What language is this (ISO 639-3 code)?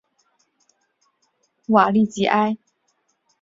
zho